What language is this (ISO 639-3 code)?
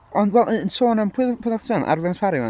cym